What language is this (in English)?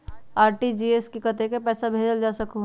Magahi